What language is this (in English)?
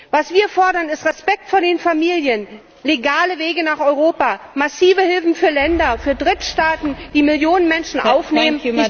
German